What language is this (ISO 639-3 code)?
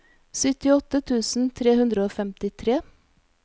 nor